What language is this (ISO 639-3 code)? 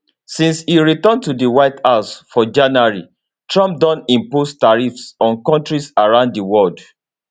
pcm